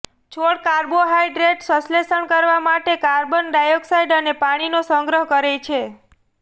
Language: Gujarati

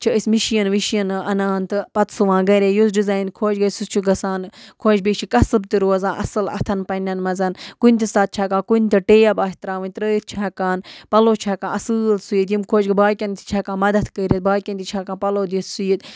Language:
Kashmiri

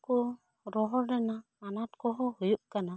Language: Santali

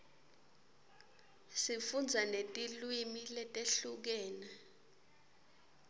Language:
Swati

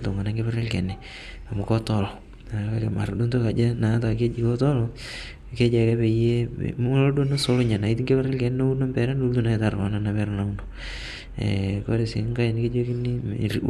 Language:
Masai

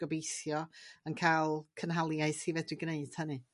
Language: Welsh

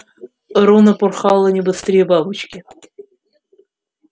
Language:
Russian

